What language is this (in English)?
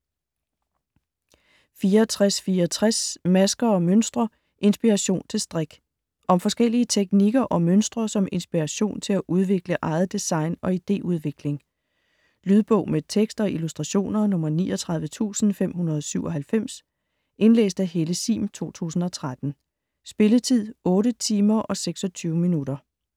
Danish